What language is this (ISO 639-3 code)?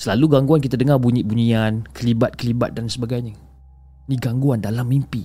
msa